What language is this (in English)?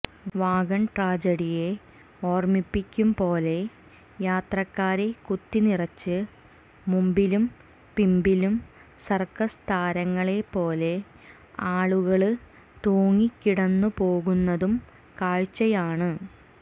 Malayalam